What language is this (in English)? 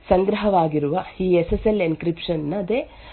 Kannada